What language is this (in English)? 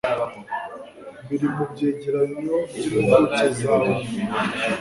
Kinyarwanda